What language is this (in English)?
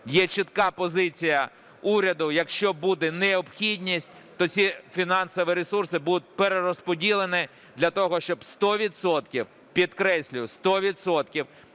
Ukrainian